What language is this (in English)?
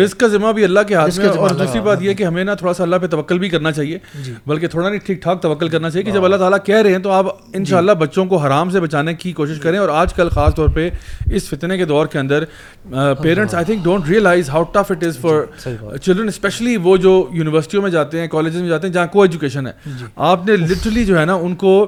Urdu